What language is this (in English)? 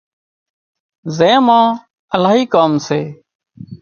Wadiyara Koli